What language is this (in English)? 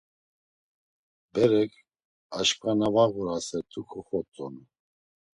Laz